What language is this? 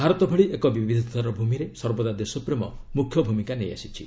Odia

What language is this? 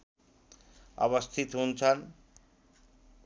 Nepali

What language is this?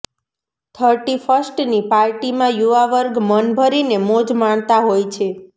Gujarati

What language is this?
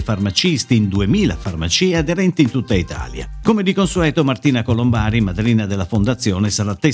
Italian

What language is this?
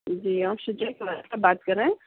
Urdu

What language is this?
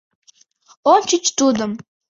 Mari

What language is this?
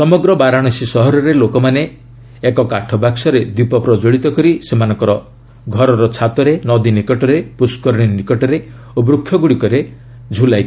Odia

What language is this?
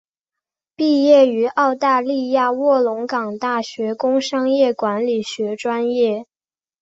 Chinese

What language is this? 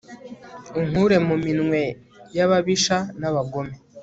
Kinyarwanda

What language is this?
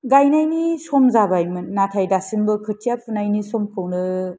Bodo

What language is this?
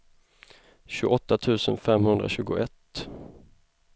Swedish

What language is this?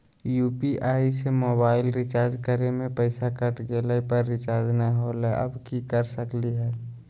Magahi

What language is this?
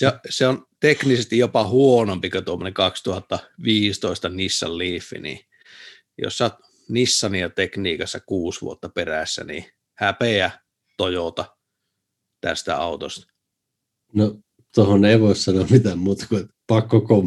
Finnish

